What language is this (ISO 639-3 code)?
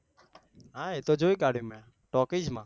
guj